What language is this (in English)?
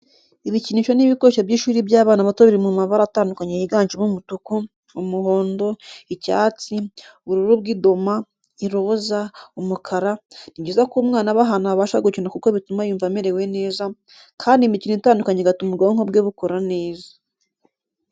Kinyarwanda